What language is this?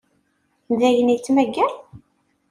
Kabyle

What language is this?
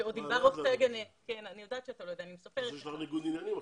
Hebrew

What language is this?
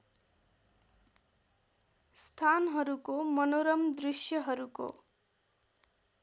Nepali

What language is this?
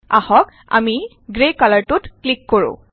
Assamese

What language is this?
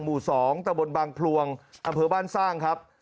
Thai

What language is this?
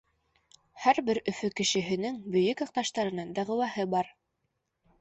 Bashkir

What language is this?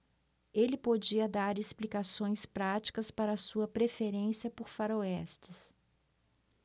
Portuguese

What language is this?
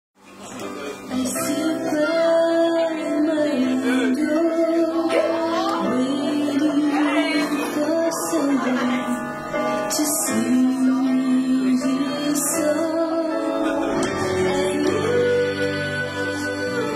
English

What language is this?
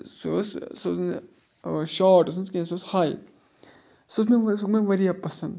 Kashmiri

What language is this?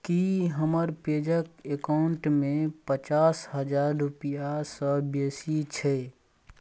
Maithili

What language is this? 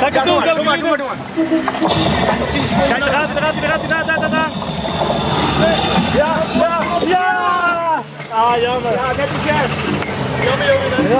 Dutch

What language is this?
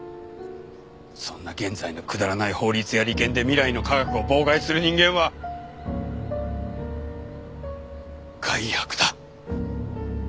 Japanese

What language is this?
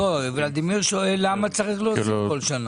Hebrew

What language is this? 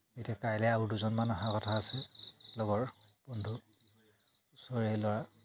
Assamese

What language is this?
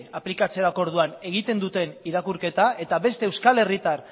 Basque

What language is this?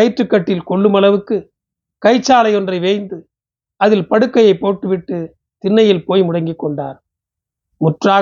Tamil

